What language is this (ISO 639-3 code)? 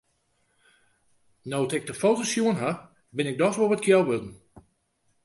fry